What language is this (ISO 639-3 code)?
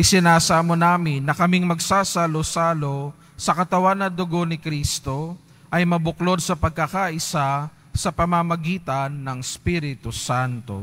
fil